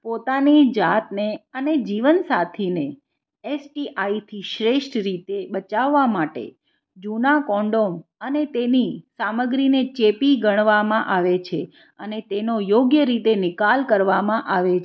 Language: Gujarati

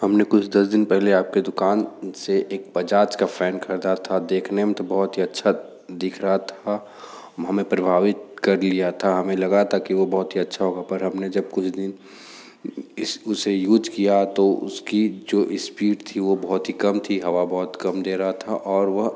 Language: Hindi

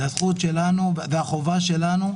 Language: Hebrew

